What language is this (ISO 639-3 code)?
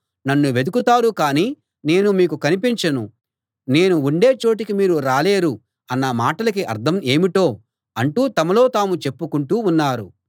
tel